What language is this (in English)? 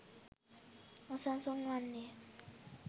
Sinhala